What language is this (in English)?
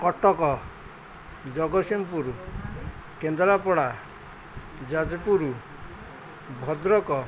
Odia